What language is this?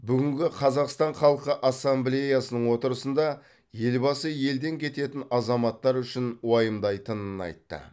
Kazakh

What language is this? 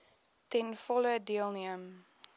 Afrikaans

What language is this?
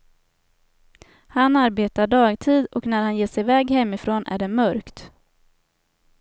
Swedish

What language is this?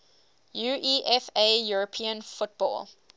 English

